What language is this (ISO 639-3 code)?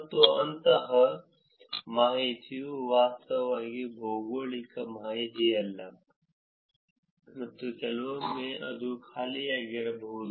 kan